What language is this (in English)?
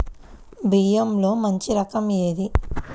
Telugu